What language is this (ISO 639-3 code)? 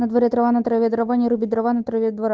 rus